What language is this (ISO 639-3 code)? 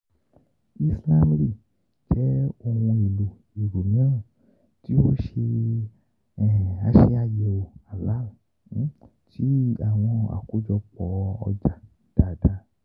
yor